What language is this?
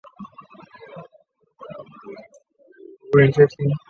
Chinese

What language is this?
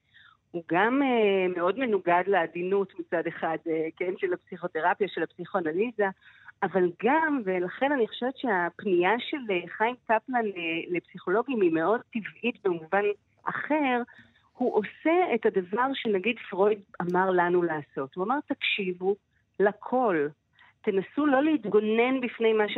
Hebrew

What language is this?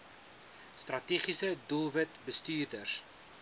Afrikaans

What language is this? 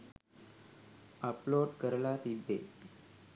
Sinhala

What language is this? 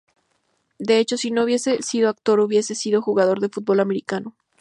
Spanish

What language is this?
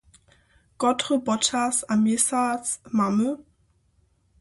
Upper Sorbian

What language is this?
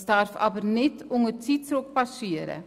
Swiss German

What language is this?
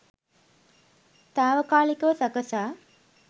Sinhala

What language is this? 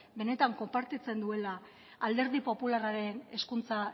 Basque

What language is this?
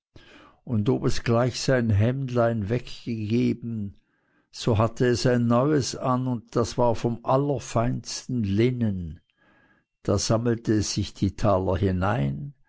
German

